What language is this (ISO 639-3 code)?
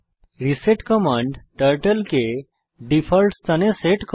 ben